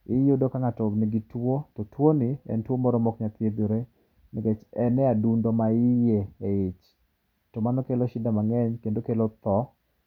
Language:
Luo (Kenya and Tanzania)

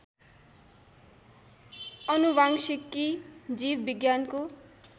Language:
Nepali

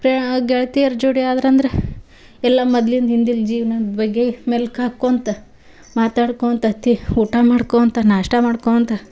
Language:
Kannada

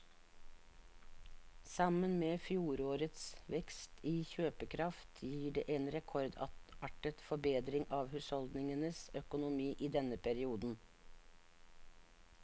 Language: Norwegian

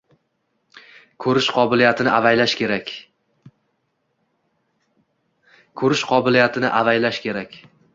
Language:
Uzbek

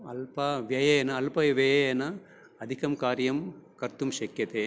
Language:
Sanskrit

